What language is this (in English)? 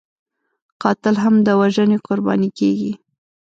Pashto